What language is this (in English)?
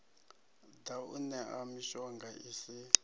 Venda